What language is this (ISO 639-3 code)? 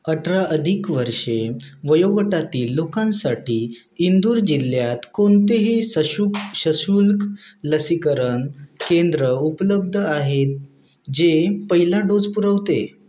mar